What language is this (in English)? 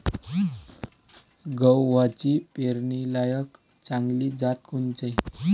Marathi